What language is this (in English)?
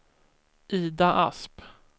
Swedish